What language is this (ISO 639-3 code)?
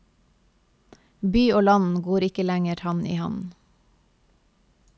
nor